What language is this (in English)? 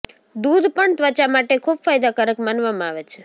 Gujarati